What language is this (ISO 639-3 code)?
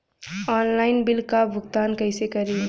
bho